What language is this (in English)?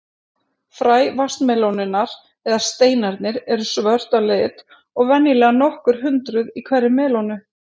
Icelandic